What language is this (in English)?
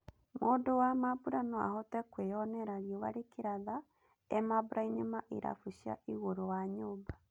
Kikuyu